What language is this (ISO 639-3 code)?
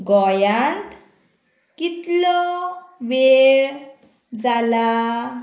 kok